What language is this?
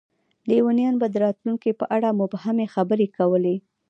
Pashto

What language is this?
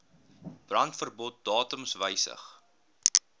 Afrikaans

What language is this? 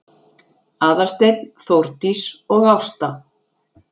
Icelandic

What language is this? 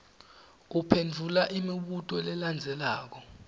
Swati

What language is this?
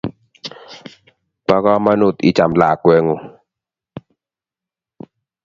Kalenjin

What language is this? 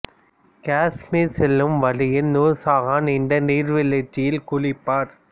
Tamil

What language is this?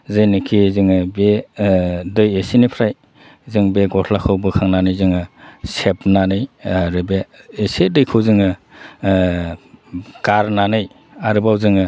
Bodo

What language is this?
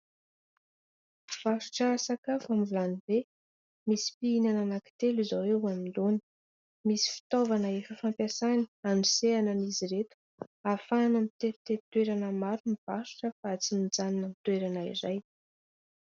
Malagasy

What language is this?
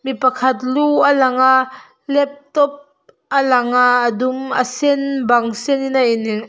Mizo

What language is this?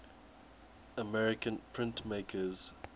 English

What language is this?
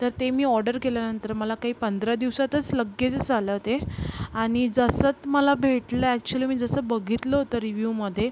Marathi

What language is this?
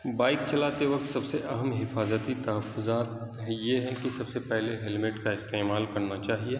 Urdu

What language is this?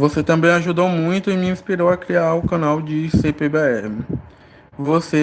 Portuguese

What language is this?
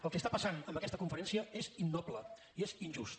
Catalan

